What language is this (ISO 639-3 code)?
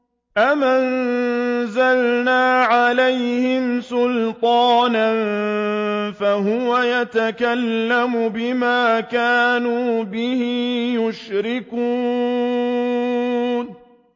ara